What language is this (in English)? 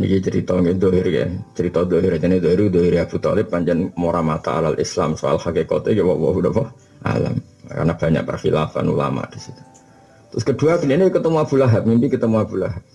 Indonesian